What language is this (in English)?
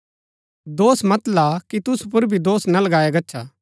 Gaddi